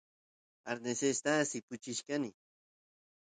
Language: Santiago del Estero Quichua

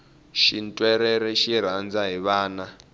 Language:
Tsonga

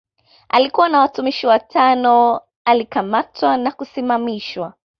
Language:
Swahili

